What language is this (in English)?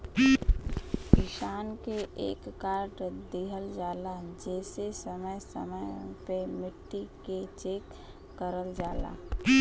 Bhojpuri